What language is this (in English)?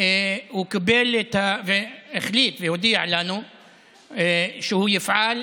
Hebrew